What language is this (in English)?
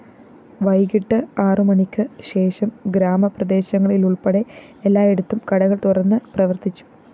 Malayalam